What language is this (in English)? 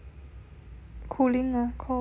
English